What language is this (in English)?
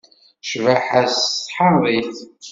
Kabyle